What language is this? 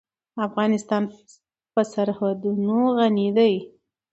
Pashto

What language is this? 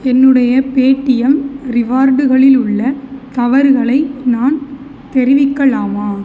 Tamil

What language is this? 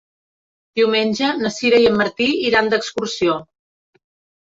Catalan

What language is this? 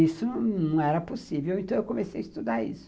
Portuguese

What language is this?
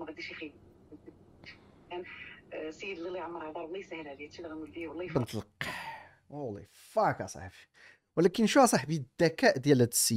Arabic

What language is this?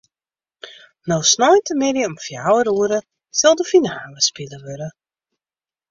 Western Frisian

